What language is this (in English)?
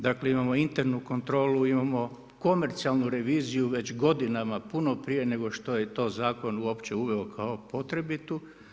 Croatian